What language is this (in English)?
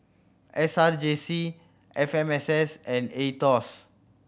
English